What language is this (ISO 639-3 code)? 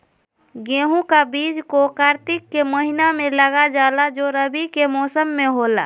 mag